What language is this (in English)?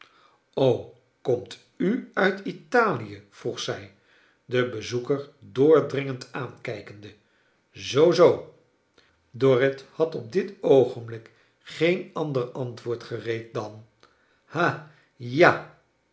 Dutch